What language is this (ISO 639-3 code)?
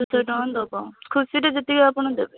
ori